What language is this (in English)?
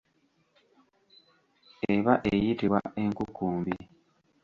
Ganda